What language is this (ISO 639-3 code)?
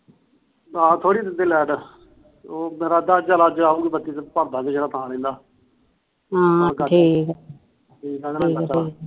pan